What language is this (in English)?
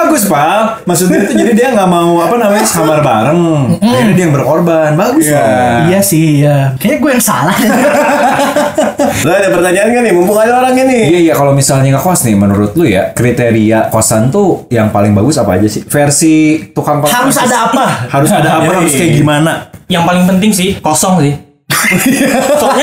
Indonesian